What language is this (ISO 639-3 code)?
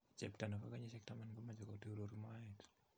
kln